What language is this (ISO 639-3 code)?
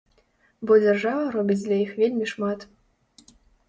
bel